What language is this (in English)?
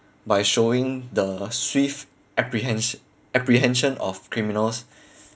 English